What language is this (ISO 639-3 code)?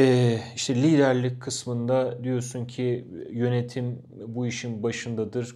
tur